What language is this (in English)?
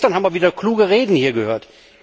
German